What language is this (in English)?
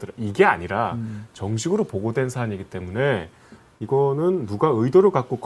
Korean